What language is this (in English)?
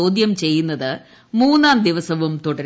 Malayalam